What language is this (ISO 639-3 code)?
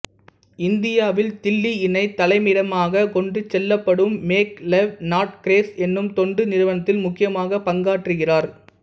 tam